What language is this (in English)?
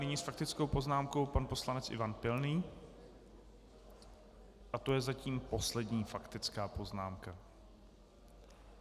Czech